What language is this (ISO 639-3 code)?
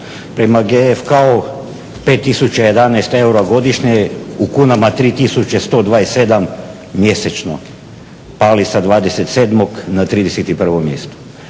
hrv